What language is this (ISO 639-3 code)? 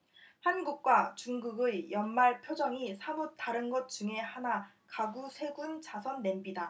kor